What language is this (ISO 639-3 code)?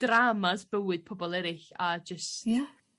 cym